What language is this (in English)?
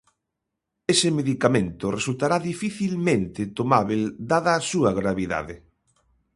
Galician